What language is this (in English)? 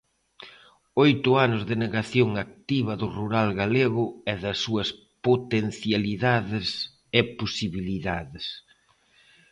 Galician